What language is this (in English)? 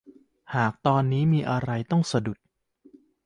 Thai